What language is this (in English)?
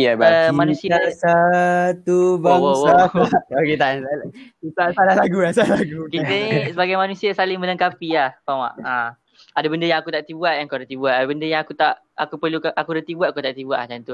Malay